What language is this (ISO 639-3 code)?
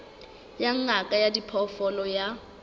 sot